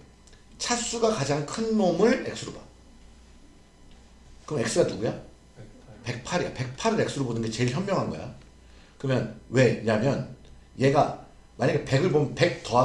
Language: Korean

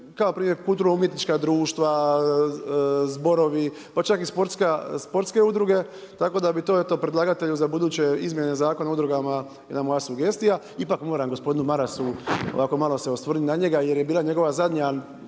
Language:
Croatian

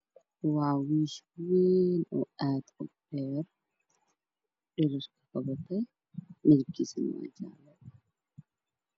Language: Somali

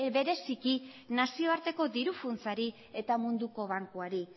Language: Basque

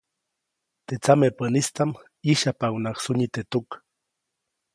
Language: Copainalá Zoque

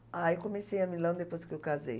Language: Portuguese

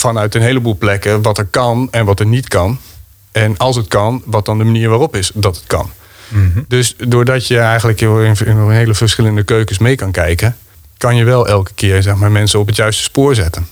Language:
Dutch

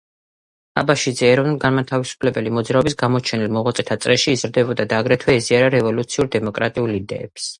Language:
Georgian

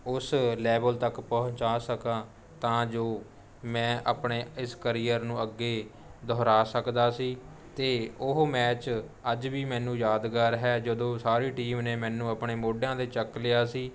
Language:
Punjabi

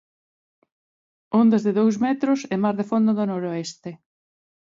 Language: Galician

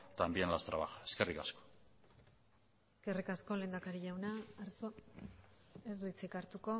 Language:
Basque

